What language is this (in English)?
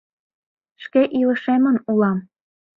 Mari